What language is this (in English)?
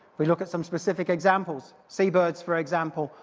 English